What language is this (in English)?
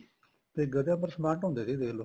Punjabi